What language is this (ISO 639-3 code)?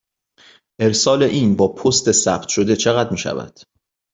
fas